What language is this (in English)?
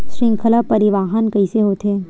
Chhattisgarhi